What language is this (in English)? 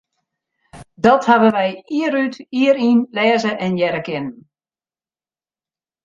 Western Frisian